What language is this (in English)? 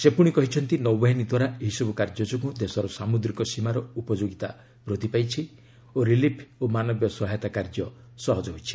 Odia